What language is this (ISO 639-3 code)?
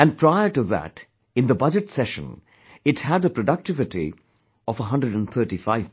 eng